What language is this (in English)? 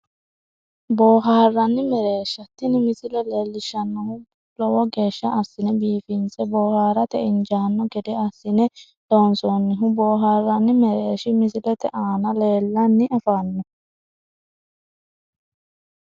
Sidamo